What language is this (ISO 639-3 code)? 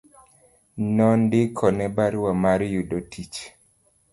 luo